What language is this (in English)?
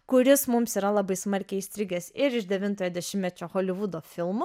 Lithuanian